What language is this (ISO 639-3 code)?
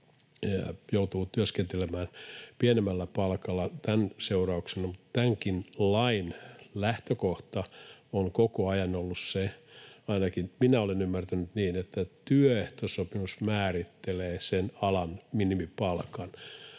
fin